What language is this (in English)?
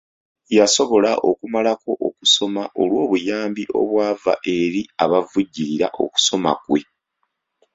Ganda